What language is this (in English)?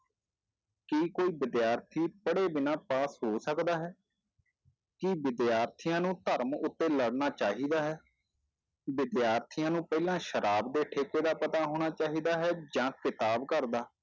Punjabi